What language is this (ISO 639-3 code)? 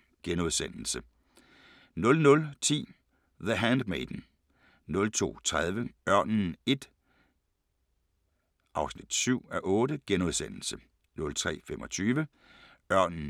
dan